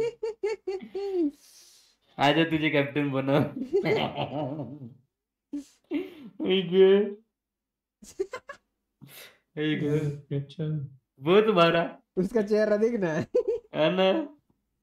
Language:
Hindi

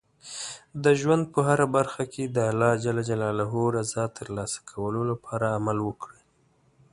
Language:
Pashto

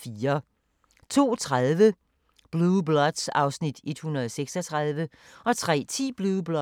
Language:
Danish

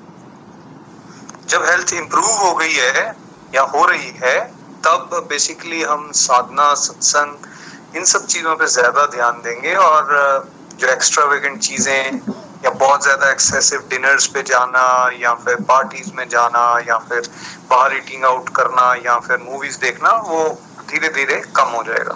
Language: Hindi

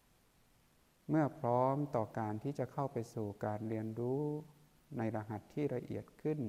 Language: Thai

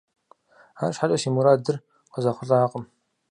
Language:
Kabardian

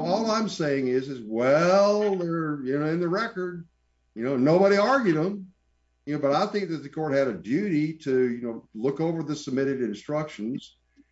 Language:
English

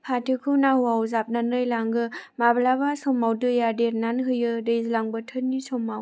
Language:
Bodo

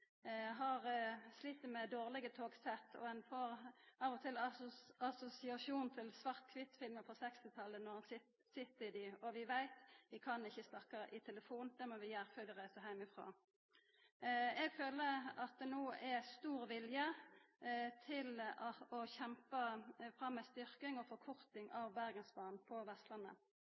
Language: Norwegian Nynorsk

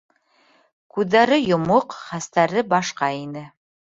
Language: Bashkir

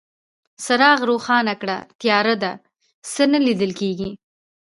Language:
Pashto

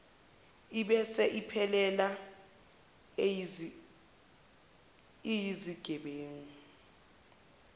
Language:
Zulu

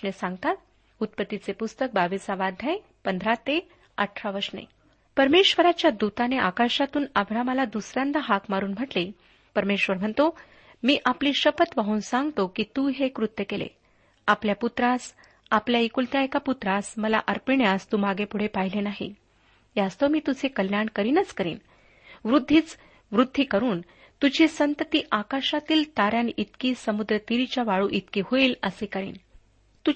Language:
Marathi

